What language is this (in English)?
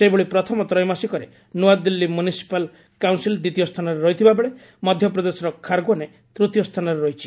Odia